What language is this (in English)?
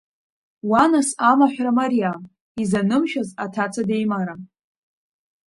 Abkhazian